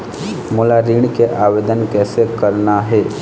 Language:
Chhattisgarhi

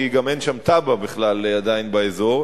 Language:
Hebrew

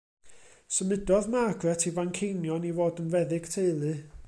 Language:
Welsh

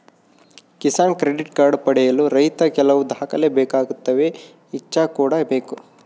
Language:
Kannada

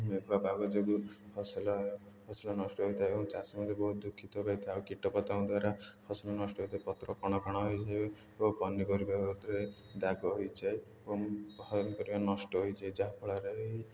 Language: Odia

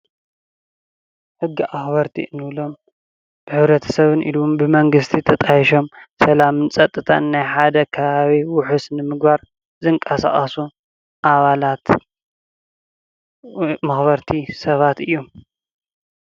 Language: Tigrinya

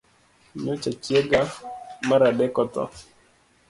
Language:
Luo (Kenya and Tanzania)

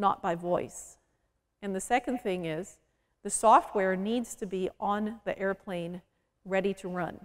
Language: English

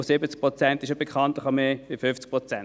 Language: Swiss German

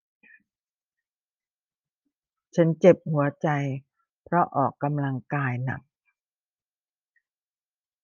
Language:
Thai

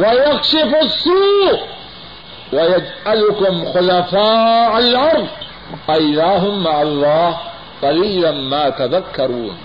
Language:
Urdu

